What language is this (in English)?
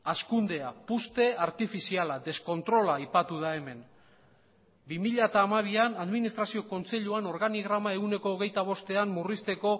Basque